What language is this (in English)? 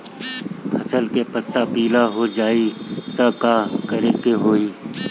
Bhojpuri